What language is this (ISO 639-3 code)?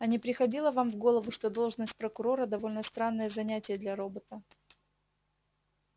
rus